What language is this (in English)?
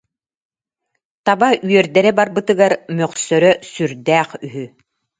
Yakut